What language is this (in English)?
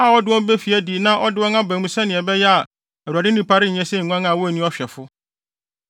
Akan